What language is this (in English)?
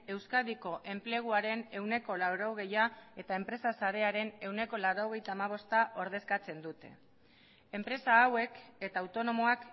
Basque